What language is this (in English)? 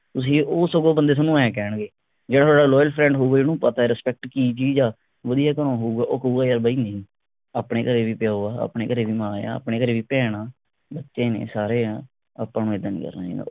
Punjabi